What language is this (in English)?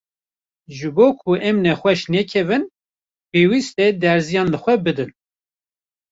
Kurdish